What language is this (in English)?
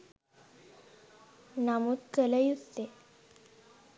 Sinhala